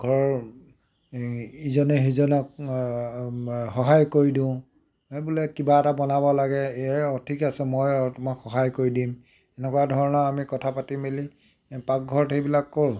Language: Assamese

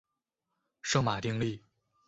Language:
Chinese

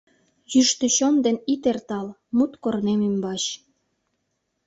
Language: Mari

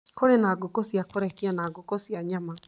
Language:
Kikuyu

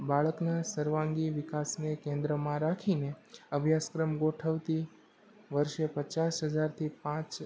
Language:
Gujarati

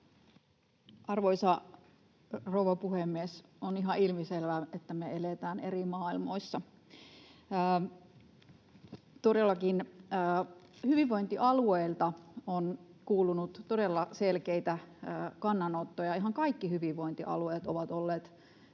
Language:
Finnish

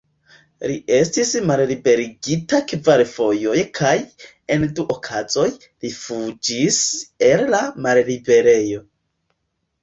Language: Esperanto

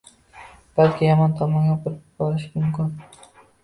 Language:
Uzbek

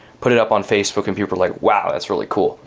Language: English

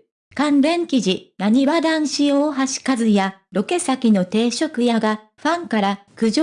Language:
Japanese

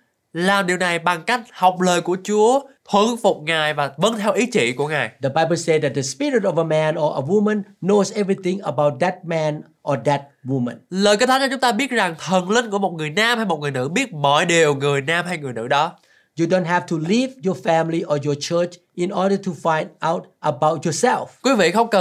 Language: Vietnamese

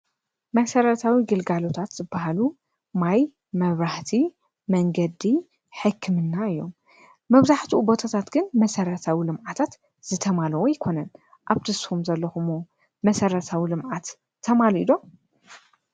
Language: Tigrinya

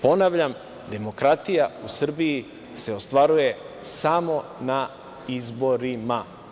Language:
Serbian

